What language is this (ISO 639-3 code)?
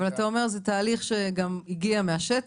heb